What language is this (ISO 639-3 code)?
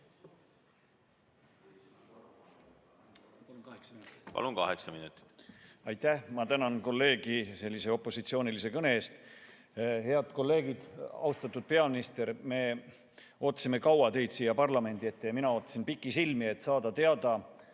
est